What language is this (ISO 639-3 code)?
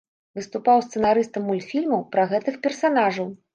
bel